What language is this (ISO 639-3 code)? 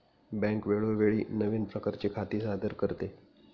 mar